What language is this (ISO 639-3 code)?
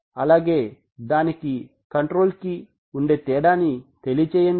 tel